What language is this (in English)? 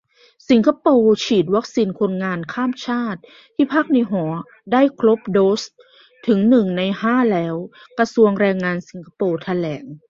Thai